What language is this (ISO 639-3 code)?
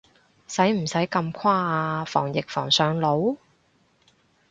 yue